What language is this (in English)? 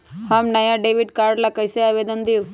Magahi